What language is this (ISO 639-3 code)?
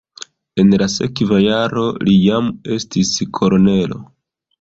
epo